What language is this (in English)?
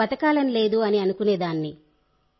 Telugu